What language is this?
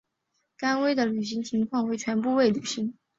Chinese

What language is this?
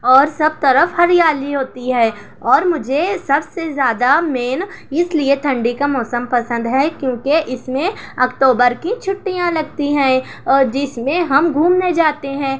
Urdu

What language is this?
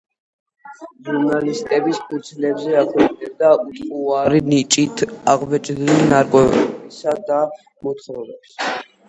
Georgian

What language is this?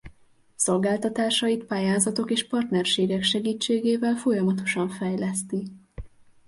Hungarian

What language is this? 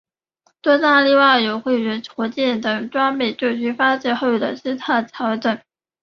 Chinese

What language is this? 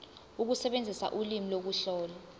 Zulu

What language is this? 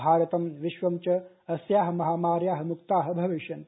Sanskrit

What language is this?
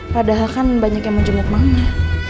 Indonesian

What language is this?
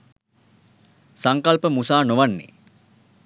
Sinhala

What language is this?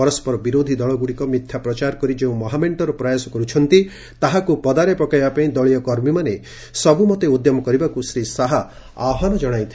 Odia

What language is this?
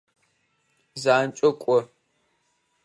Adyghe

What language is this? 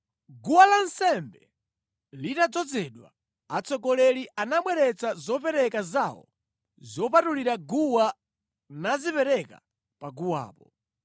Nyanja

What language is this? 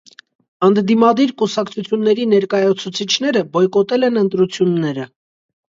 Armenian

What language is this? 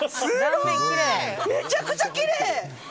Japanese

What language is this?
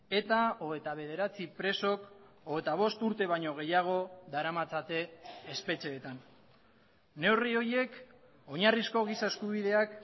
Basque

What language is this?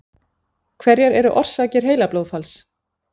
Icelandic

